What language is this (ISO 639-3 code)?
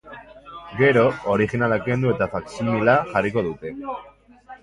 eus